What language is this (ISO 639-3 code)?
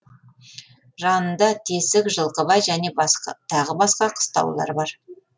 kaz